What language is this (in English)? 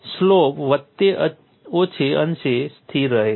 Gujarati